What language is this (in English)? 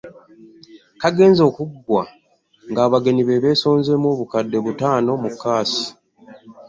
Ganda